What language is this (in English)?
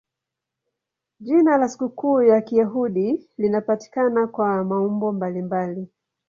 Swahili